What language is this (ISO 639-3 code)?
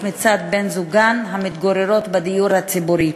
heb